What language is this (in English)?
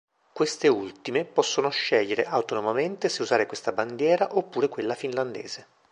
Italian